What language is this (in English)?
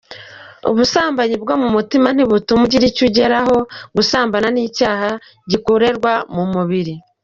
Kinyarwanda